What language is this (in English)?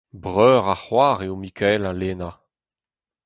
Breton